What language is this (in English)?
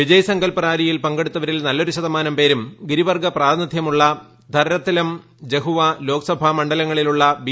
Malayalam